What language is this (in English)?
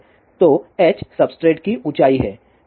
Hindi